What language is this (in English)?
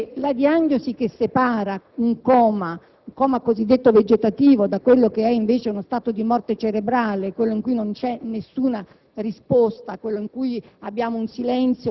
Italian